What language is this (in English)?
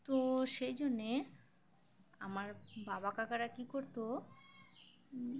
Bangla